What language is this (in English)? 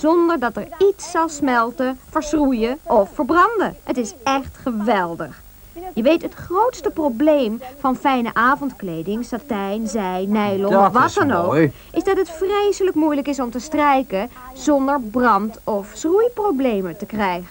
Dutch